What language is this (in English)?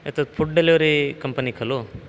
Sanskrit